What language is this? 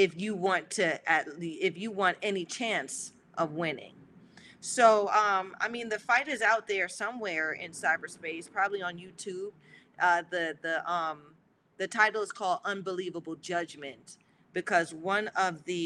English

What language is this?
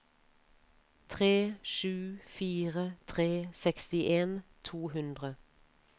Norwegian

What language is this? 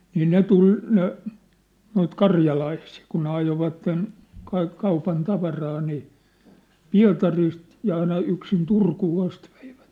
Finnish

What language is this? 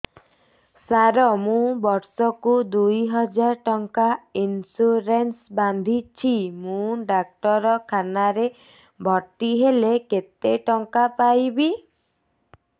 Odia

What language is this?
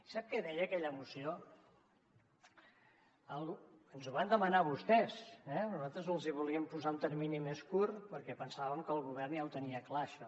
Catalan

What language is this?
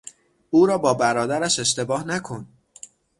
Persian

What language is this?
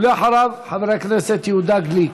Hebrew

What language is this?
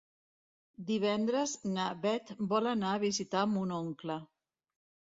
Catalan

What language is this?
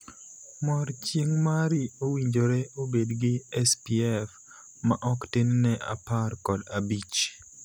Luo (Kenya and Tanzania)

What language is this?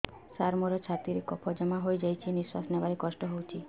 Odia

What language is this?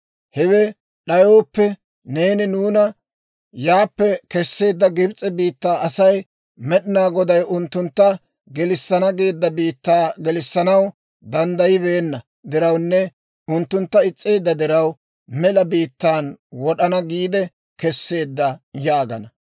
Dawro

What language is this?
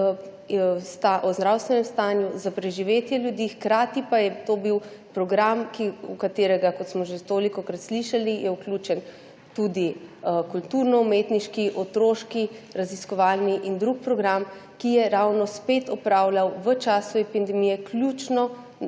Slovenian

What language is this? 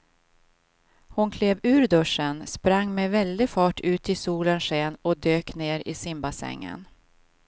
Swedish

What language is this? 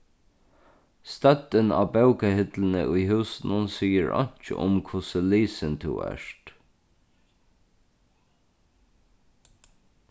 Faroese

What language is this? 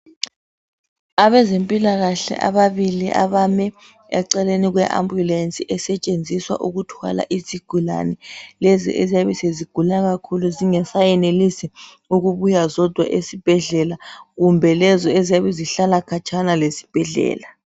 North Ndebele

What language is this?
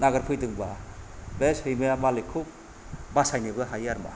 Bodo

